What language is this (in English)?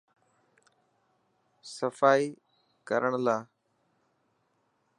Dhatki